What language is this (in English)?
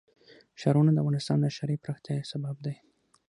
Pashto